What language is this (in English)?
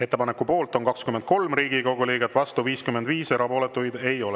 Estonian